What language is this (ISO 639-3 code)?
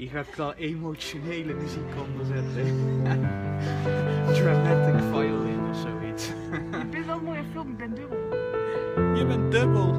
nld